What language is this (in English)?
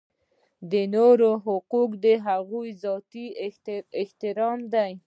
Pashto